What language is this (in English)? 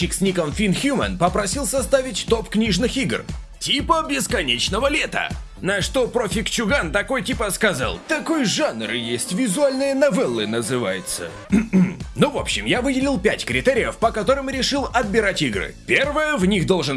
Russian